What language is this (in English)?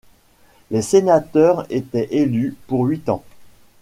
French